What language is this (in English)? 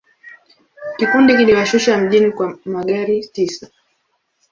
Swahili